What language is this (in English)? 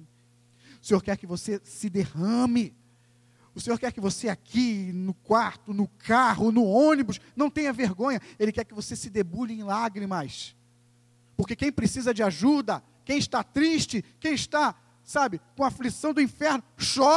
Portuguese